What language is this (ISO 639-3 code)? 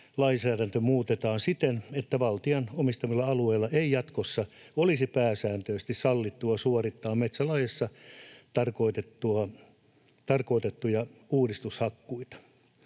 fin